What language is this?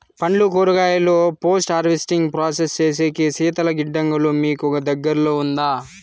Telugu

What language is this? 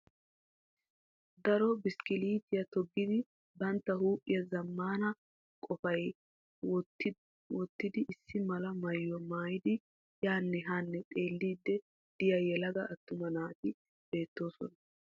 Wolaytta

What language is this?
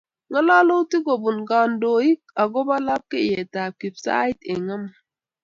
Kalenjin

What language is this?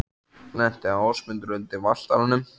Icelandic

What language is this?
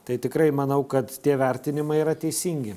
Lithuanian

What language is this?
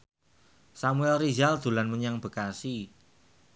Javanese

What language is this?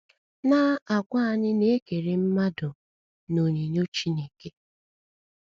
Igbo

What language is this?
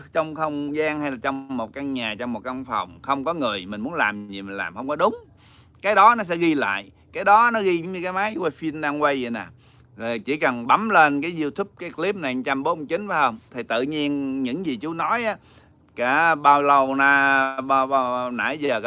Vietnamese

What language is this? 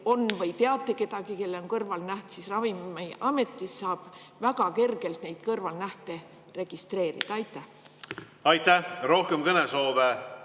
Estonian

